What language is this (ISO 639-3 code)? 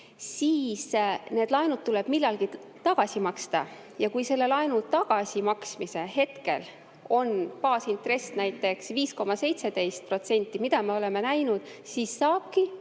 est